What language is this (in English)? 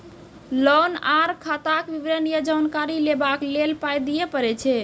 Maithili